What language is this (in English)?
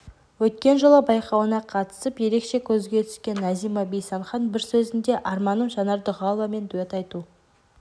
Kazakh